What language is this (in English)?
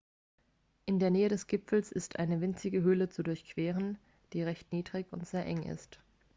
German